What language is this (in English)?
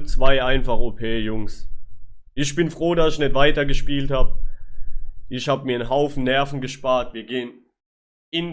German